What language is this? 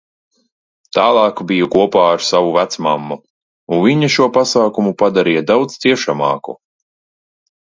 Latvian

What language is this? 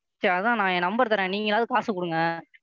Tamil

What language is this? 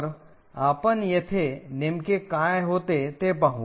Marathi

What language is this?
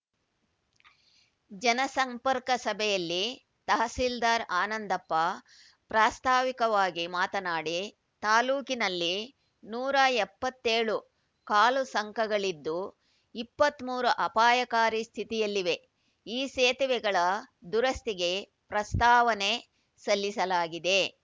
Kannada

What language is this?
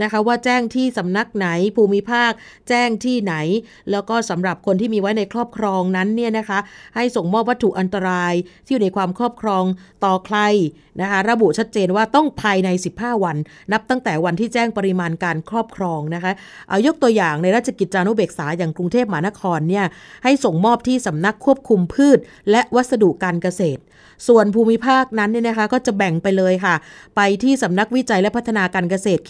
Thai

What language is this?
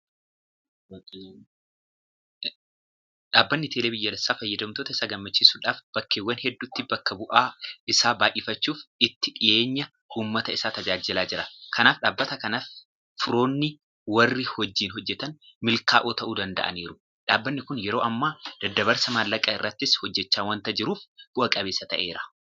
Oromo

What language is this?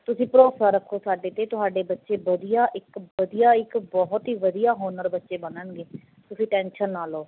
Punjabi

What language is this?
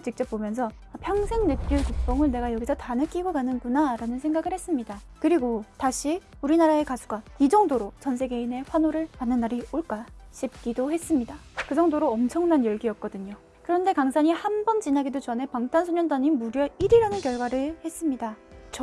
Korean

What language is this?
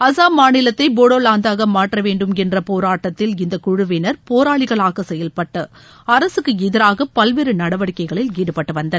Tamil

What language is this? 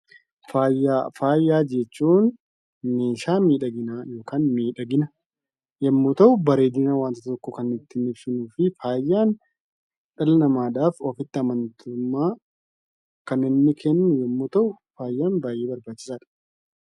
Oromo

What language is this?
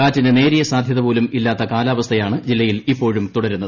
Malayalam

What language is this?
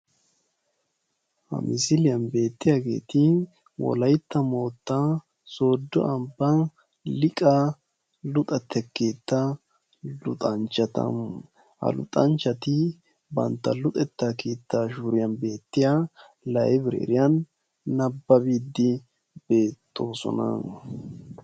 Wolaytta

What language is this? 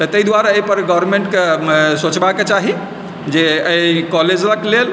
Maithili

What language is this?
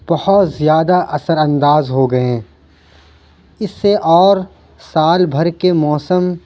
Urdu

